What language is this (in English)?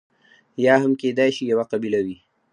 Pashto